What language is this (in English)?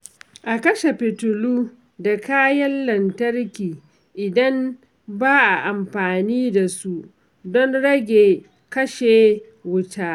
Hausa